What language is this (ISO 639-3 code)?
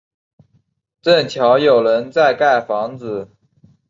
zho